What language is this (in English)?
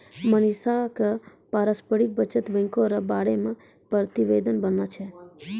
Maithili